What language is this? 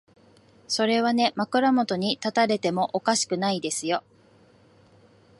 Japanese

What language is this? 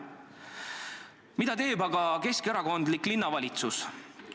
Estonian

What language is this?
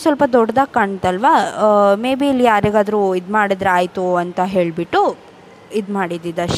Kannada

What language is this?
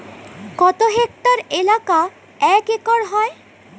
Bangla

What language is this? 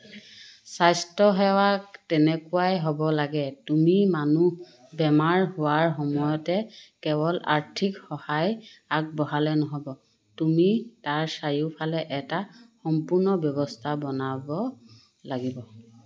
Assamese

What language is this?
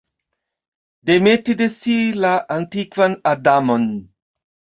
Esperanto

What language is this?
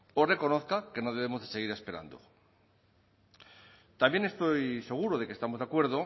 Spanish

